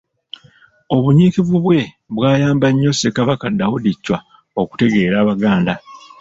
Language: Ganda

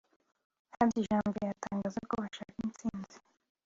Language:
Kinyarwanda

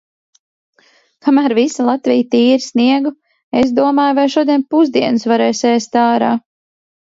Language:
Latvian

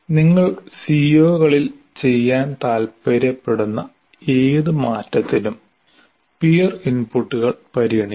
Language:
Malayalam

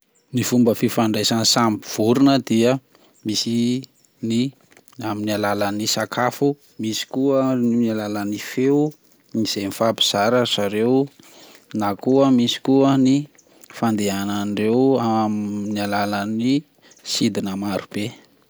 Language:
Malagasy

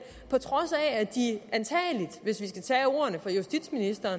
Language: Danish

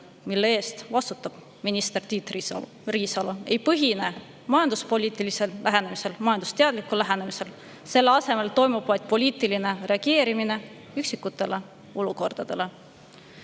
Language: Estonian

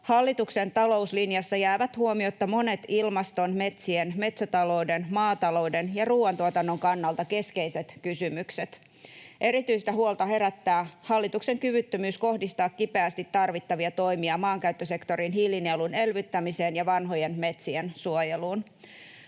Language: Finnish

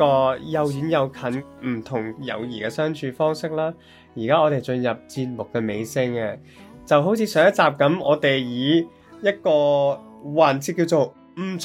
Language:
Chinese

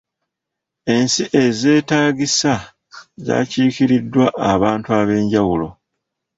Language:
Ganda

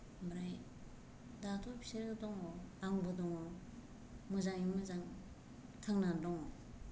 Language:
Bodo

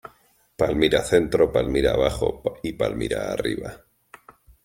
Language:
Spanish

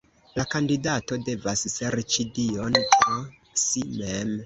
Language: Esperanto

